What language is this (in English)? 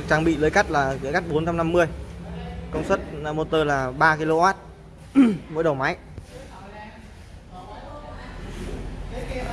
Vietnamese